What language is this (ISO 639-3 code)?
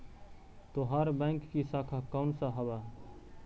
mag